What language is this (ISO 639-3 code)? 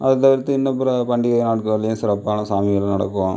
tam